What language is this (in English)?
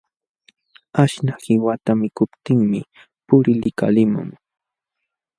Jauja Wanca Quechua